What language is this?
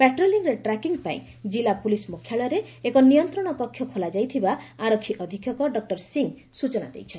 Odia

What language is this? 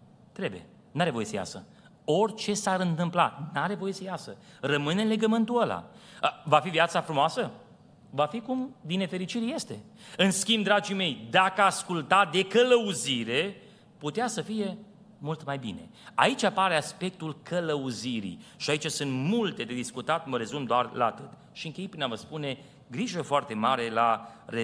Romanian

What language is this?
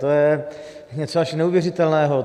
Czech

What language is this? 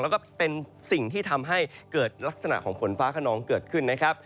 Thai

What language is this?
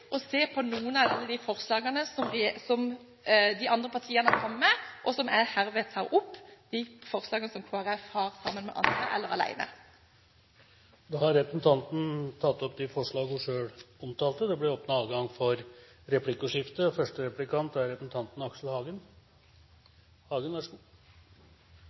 Norwegian Bokmål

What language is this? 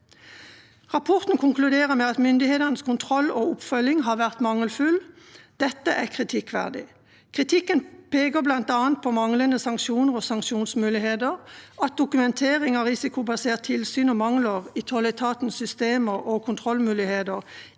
Norwegian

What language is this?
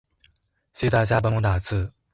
Chinese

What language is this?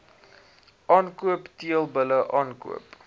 Afrikaans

